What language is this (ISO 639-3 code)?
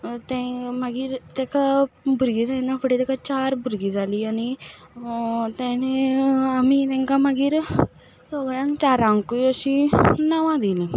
kok